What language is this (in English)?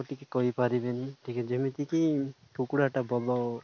Odia